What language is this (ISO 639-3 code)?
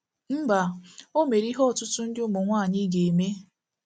ibo